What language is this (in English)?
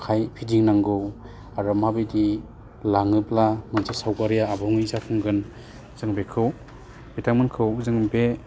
Bodo